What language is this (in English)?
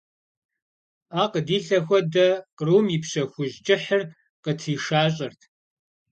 Kabardian